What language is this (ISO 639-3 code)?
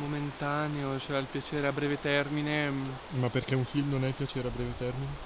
ita